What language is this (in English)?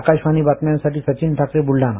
Marathi